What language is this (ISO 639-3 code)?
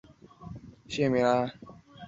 zho